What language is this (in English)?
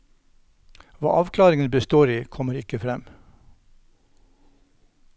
Norwegian